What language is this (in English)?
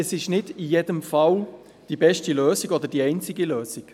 Swiss German